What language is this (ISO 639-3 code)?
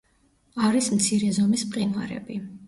kat